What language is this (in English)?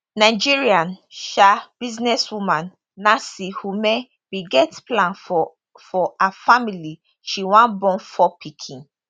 Nigerian Pidgin